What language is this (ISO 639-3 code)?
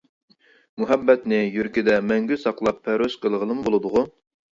uig